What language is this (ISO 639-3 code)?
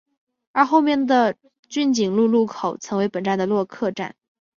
zho